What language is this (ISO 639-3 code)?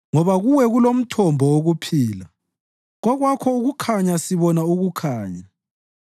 nde